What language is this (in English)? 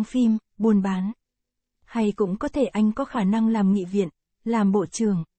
Vietnamese